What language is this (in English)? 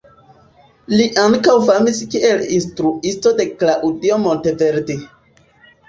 Esperanto